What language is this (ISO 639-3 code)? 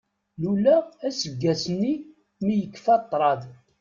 kab